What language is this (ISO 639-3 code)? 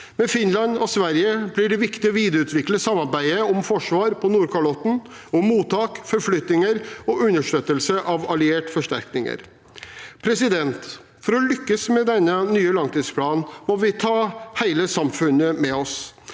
nor